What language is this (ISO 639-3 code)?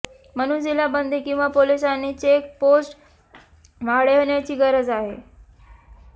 mar